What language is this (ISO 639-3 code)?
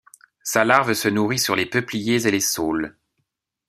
fra